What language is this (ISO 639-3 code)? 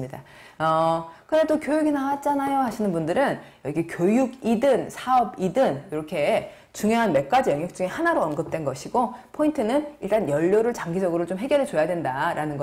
kor